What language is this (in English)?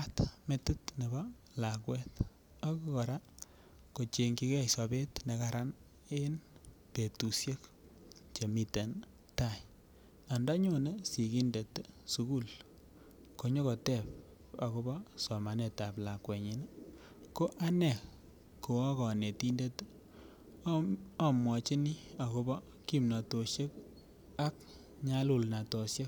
Kalenjin